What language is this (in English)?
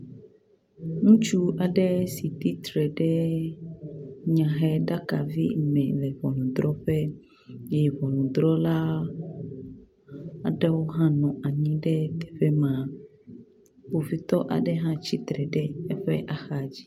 Ewe